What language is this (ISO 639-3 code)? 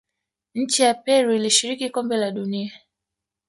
swa